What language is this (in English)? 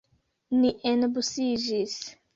Esperanto